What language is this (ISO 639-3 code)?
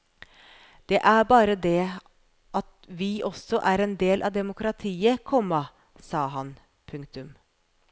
nor